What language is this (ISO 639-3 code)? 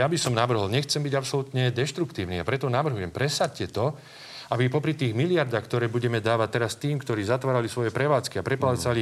slk